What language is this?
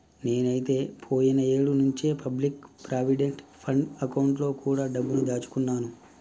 Telugu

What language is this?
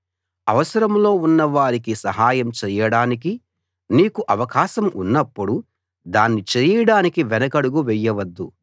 Telugu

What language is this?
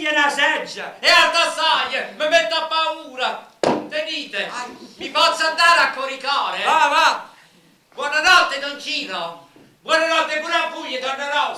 Italian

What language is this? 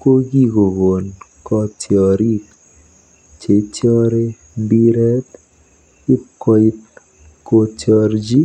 Kalenjin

